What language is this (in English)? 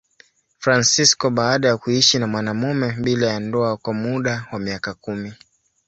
Swahili